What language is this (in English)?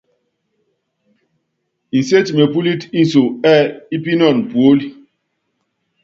Yangben